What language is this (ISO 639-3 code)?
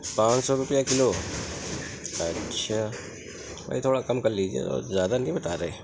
urd